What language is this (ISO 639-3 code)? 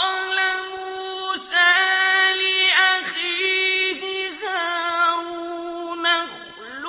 ara